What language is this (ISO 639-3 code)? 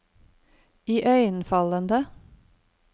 nor